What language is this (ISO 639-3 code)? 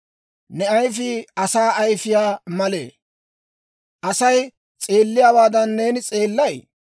dwr